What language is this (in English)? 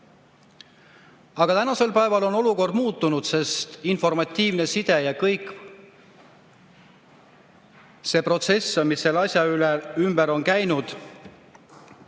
Estonian